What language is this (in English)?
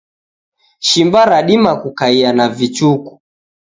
Taita